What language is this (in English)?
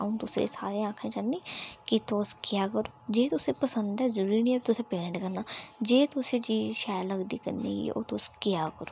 Dogri